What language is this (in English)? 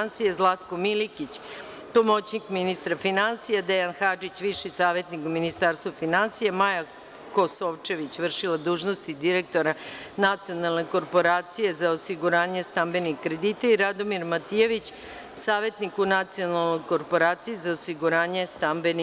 Serbian